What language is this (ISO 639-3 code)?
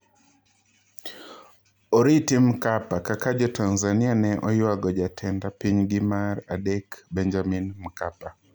luo